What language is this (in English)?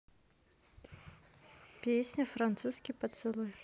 Russian